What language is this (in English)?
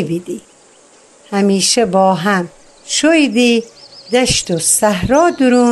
Persian